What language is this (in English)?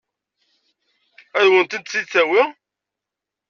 Kabyle